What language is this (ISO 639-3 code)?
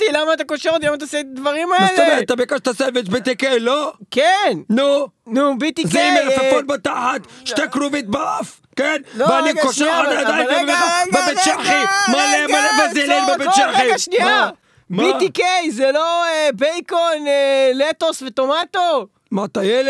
heb